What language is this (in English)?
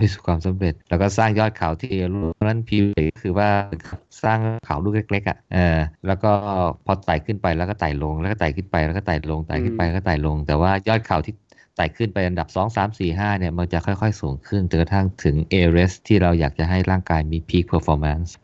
Thai